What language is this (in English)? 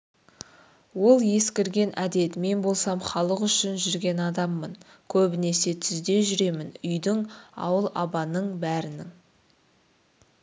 Kazakh